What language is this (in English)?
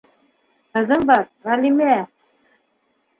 Bashkir